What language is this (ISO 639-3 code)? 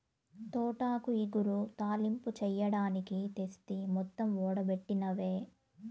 tel